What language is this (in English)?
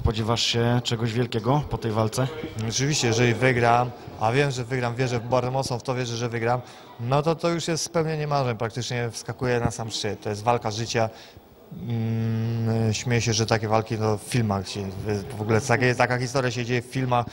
Polish